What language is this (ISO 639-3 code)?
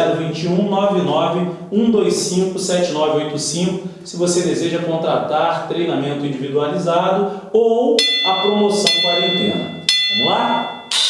por